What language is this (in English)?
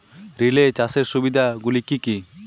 Bangla